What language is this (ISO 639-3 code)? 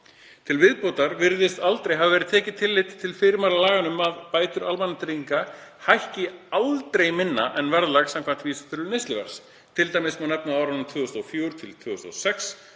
isl